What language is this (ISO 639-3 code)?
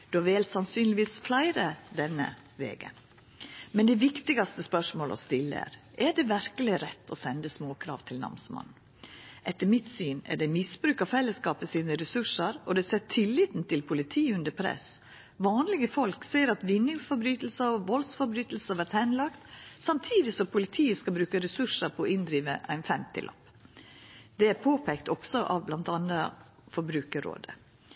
nno